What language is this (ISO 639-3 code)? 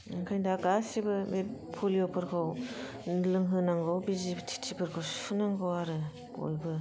brx